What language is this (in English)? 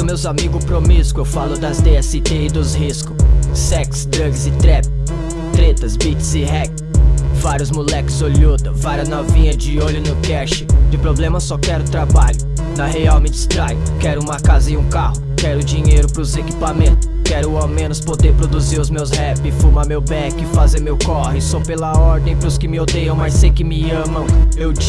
Portuguese